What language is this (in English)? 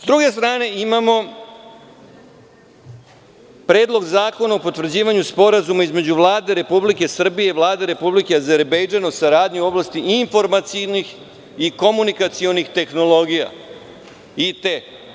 Serbian